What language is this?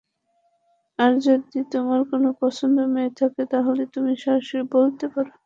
Bangla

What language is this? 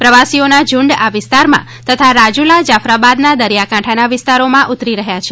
Gujarati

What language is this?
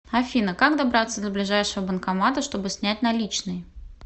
Russian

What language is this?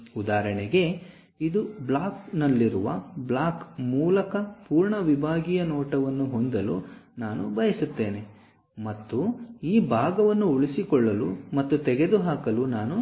Kannada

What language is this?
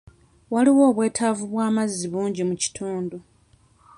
Ganda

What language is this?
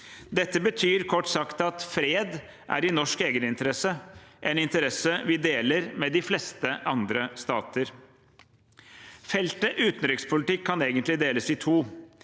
Norwegian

